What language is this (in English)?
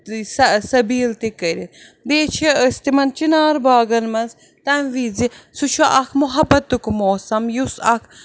Kashmiri